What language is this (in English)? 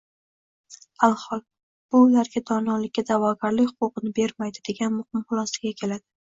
Uzbek